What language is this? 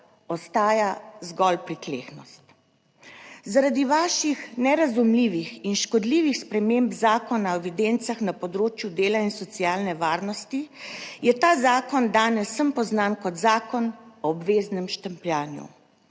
Slovenian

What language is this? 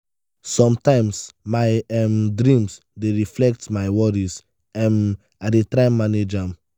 Nigerian Pidgin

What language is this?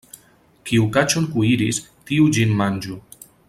Esperanto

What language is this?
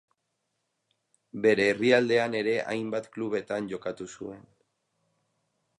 Basque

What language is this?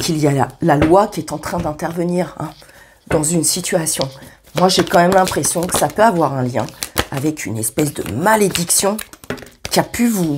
French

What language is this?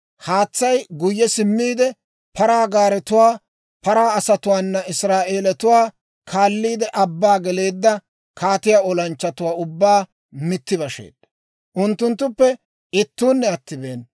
Dawro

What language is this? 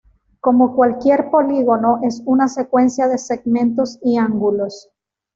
Spanish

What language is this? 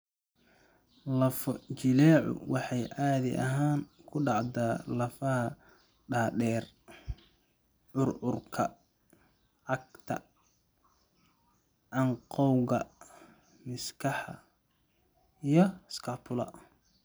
Somali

